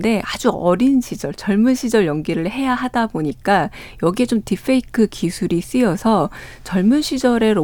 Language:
Korean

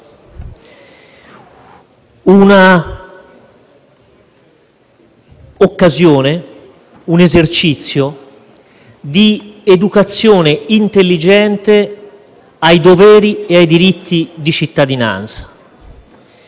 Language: Italian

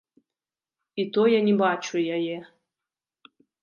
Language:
Belarusian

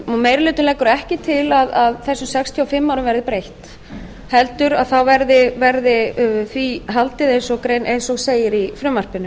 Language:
Icelandic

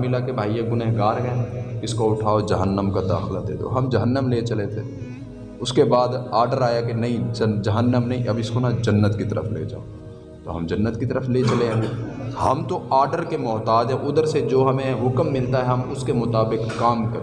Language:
Urdu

